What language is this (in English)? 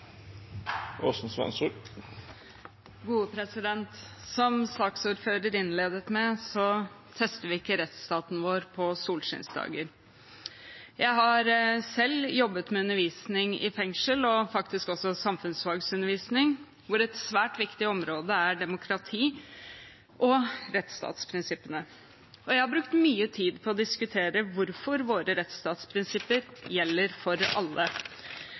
Norwegian